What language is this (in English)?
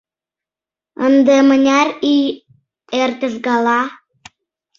Mari